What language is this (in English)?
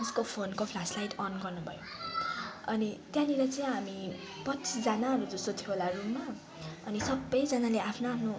Nepali